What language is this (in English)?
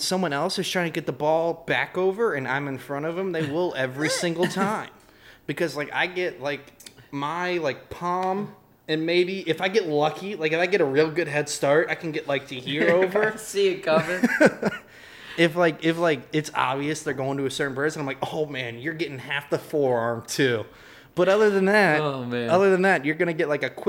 English